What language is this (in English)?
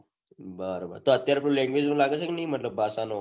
Gujarati